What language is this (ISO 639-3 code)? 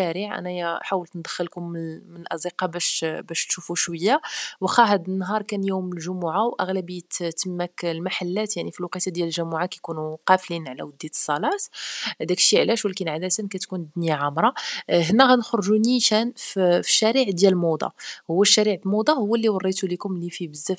ara